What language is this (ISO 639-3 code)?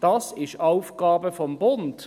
gsw